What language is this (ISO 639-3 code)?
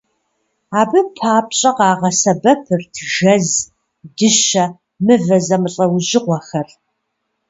kbd